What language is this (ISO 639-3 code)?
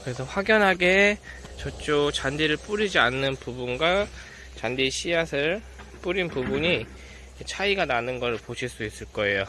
kor